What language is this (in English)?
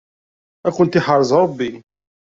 Kabyle